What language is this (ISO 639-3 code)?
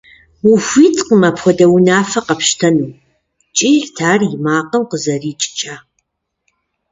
kbd